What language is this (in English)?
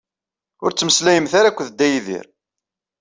Kabyle